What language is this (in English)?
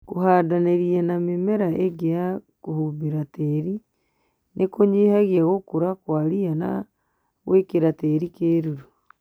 Kikuyu